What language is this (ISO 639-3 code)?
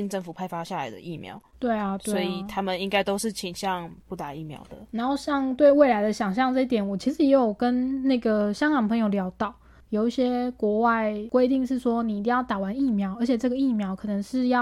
zho